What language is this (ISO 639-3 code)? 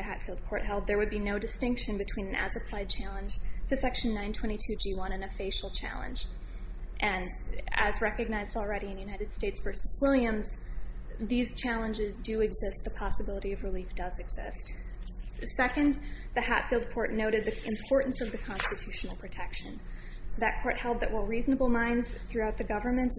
eng